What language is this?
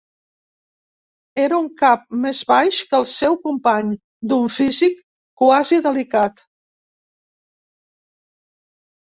Catalan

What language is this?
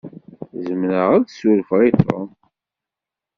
Kabyle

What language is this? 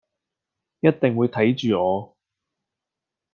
Cantonese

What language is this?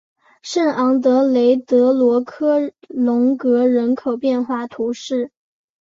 Chinese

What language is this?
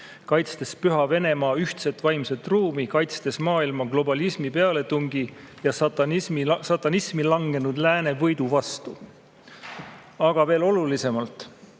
Estonian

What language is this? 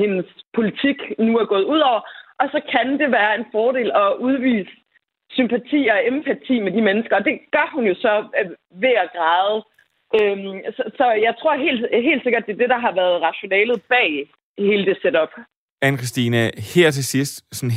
Danish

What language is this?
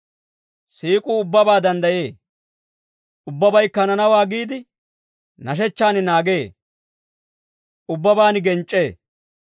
Dawro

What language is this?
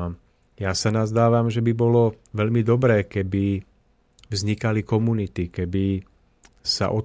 Slovak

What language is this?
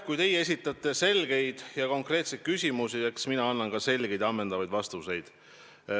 Estonian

